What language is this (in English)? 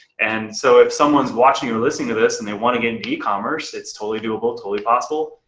English